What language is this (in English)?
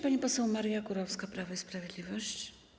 Polish